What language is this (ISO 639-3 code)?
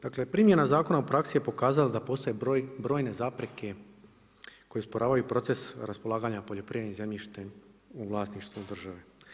hrv